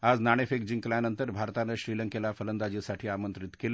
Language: Marathi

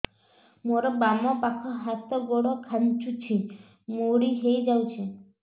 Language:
Odia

